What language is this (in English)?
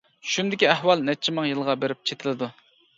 Uyghur